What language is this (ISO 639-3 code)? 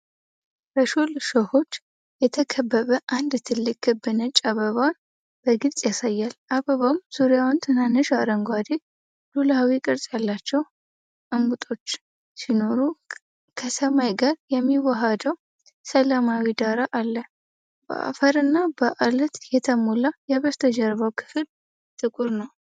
amh